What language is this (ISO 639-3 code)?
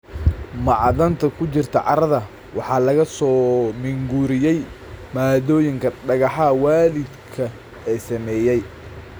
som